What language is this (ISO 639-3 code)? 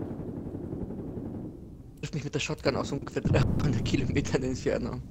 deu